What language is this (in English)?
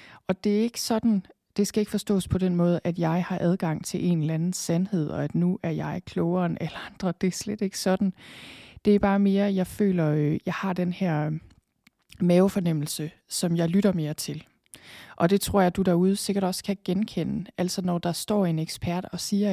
Danish